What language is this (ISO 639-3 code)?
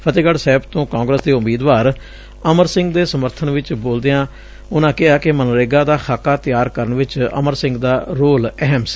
pan